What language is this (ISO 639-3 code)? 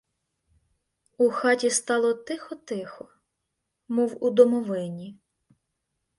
ukr